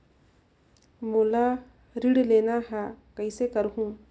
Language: Chhattisgarhi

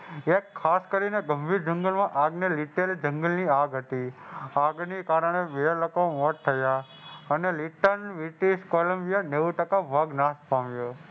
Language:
Gujarati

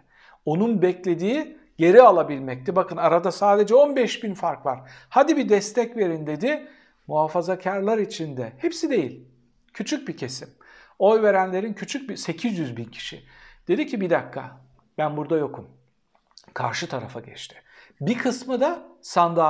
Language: Turkish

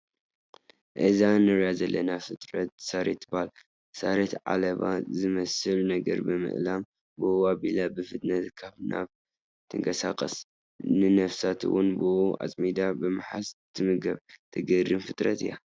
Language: Tigrinya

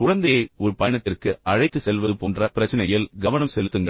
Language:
Tamil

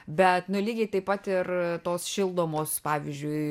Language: Lithuanian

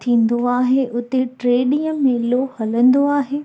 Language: Sindhi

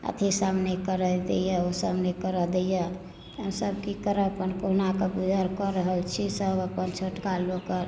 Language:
Maithili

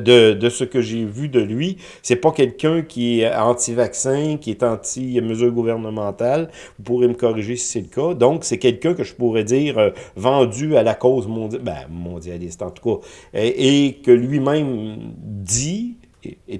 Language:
French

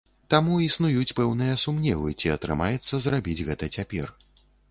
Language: Belarusian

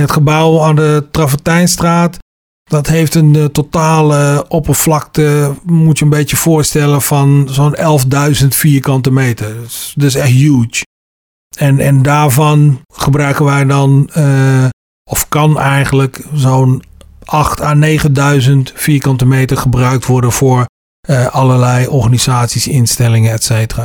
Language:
Dutch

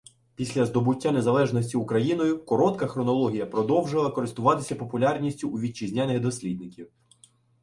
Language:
Ukrainian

